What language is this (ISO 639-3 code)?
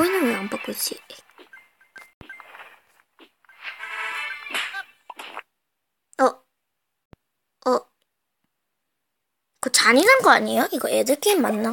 kor